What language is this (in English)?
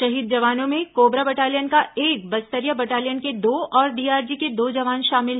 Hindi